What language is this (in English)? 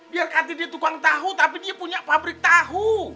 Indonesian